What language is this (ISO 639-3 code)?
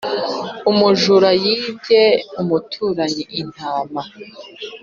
kin